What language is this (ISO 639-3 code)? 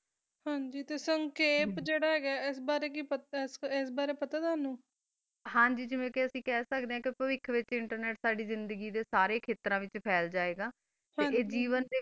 pan